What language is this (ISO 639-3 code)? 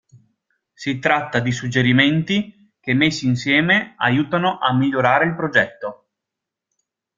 ita